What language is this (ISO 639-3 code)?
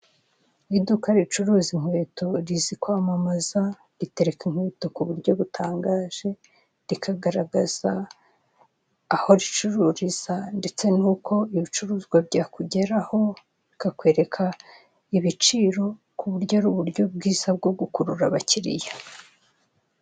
kin